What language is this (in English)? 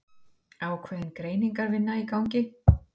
Icelandic